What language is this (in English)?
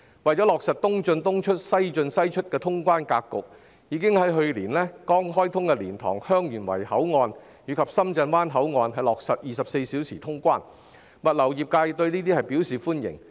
Cantonese